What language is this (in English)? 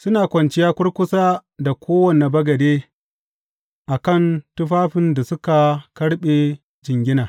Hausa